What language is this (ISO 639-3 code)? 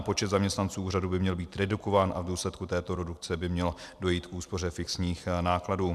ces